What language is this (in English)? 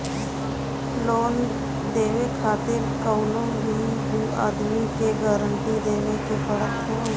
Bhojpuri